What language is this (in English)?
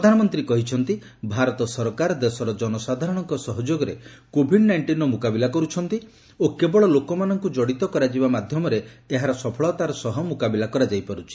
Odia